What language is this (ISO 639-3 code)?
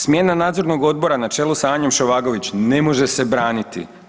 hrv